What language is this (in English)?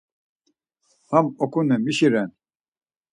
Laz